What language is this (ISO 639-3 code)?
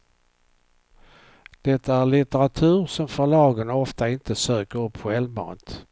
swe